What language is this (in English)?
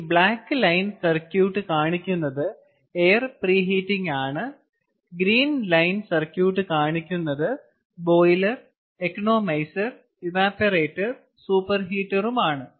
Malayalam